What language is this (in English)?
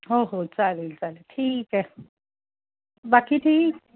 Marathi